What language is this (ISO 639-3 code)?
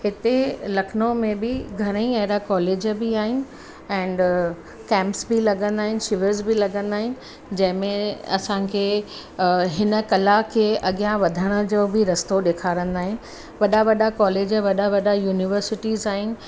snd